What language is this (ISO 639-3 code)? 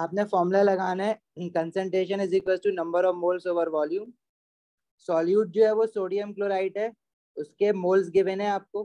hin